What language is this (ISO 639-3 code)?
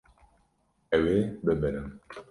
kur